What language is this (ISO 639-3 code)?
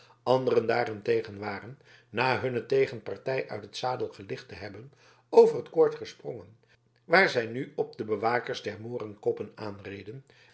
nld